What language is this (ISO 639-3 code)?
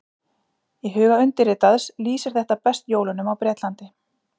isl